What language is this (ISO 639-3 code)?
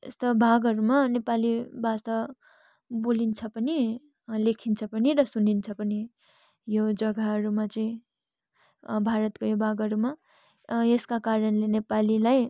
nep